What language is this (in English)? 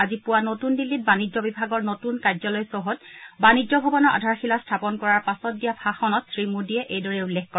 Assamese